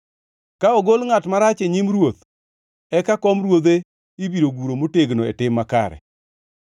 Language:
Luo (Kenya and Tanzania)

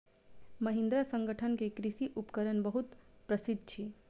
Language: Maithili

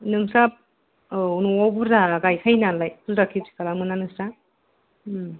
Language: Bodo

